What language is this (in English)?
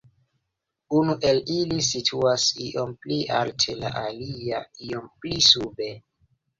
Esperanto